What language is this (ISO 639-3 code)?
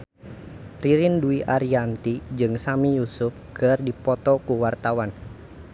sun